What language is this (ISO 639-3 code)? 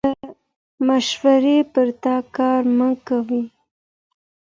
pus